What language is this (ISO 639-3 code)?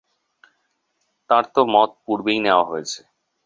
ben